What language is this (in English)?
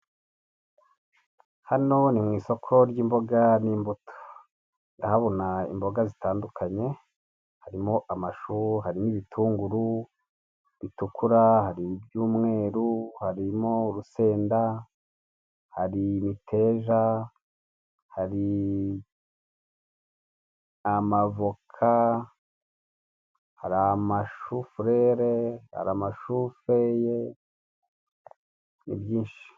Kinyarwanda